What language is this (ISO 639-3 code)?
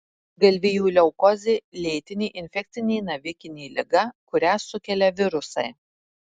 lit